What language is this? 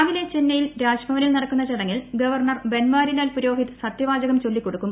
Malayalam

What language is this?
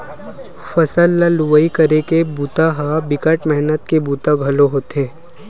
Chhattisgarhi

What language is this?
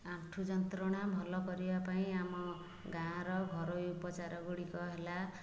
Odia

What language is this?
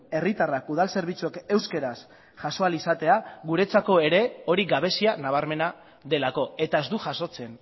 Basque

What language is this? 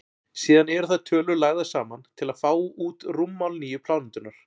Icelandic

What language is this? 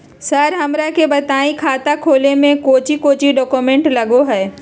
Magahi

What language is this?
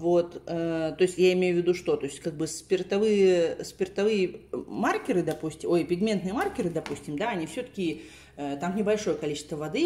Russian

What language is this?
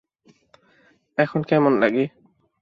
Bangla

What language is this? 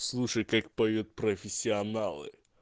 Russian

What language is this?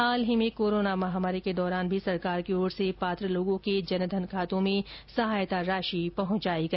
Hindi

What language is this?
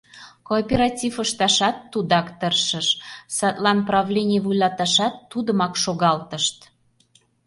Mari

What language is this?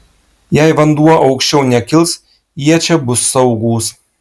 Lithuanian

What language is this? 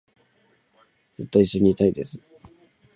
Japanese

